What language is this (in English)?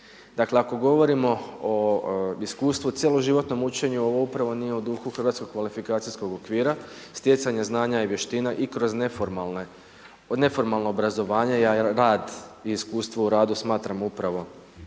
Croatian